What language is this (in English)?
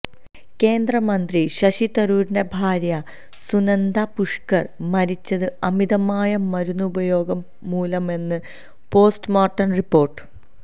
Malayalam